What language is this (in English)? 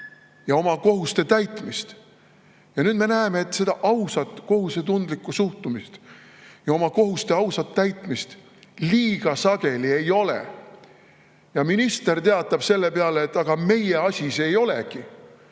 Estonian